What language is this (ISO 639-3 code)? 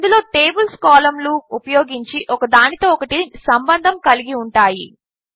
tel